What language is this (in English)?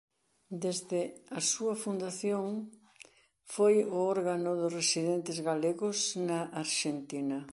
Galician